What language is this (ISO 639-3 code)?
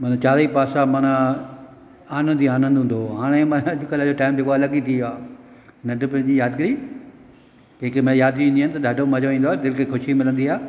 snd